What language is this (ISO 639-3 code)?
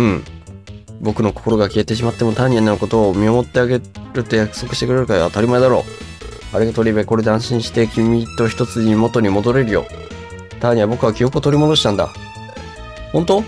jpn